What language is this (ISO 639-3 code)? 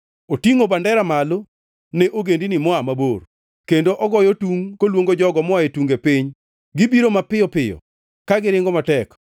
luo